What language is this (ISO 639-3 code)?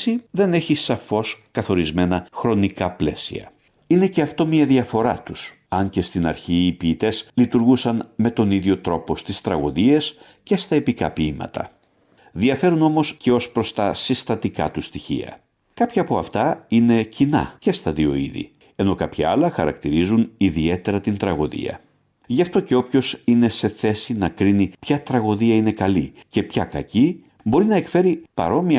ell